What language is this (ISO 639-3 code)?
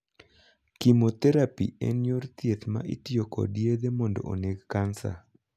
luo